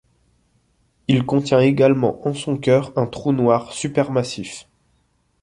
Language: French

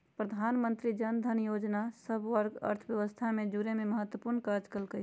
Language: Magahi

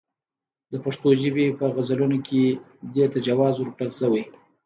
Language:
Pashto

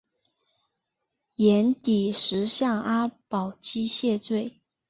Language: Chinese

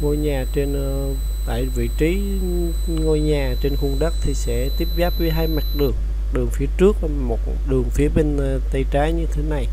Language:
Vietnamese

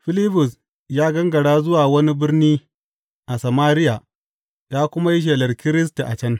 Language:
Hausa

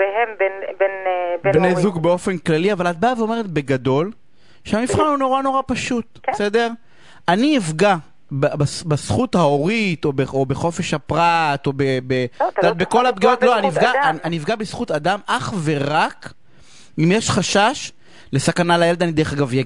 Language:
Hebrew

